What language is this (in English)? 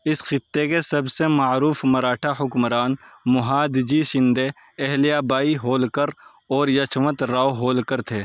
Urdu